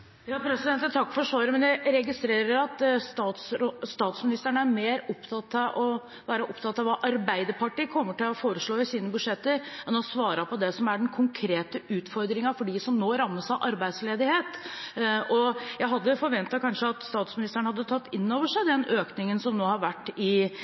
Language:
Norwegian Bokmål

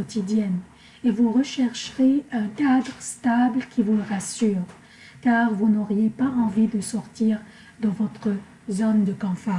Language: French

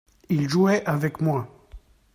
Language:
French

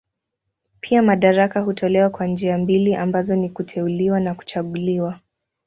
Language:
Swahili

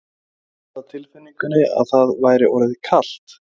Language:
Icelandic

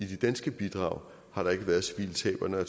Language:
Danish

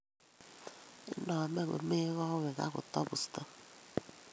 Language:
Kalenjin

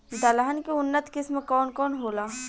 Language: Bhojpuri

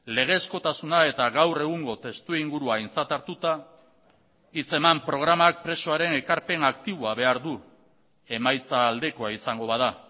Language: Basque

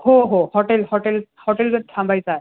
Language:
Marathi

